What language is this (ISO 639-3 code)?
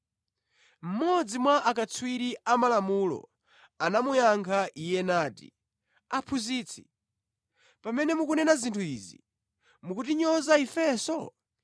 nya